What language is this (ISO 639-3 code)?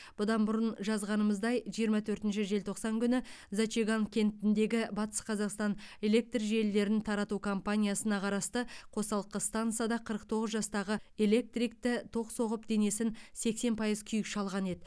kaz